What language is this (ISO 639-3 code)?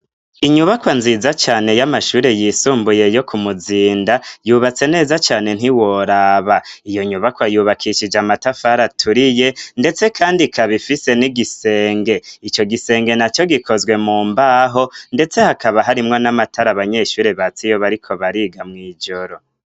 run